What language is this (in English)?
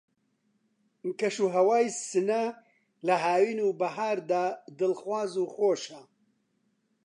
Central Kurdish